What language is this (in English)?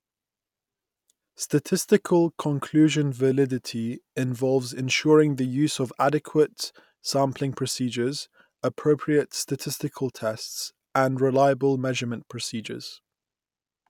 English